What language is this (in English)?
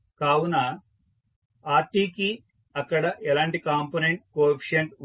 Telugu